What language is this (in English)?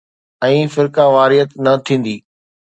Sindhi